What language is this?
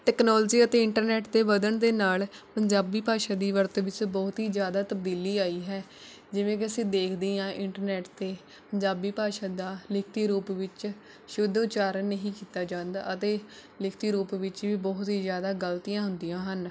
Punjabi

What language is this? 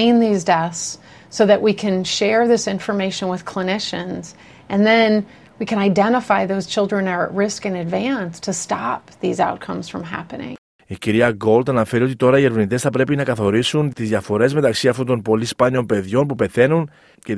Greek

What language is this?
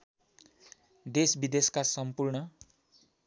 Nepali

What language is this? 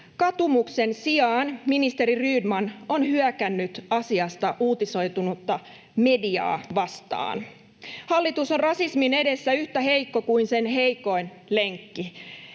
Finnish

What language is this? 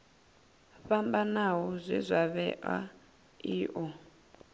Venda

